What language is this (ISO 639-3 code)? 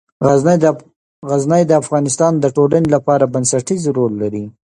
pus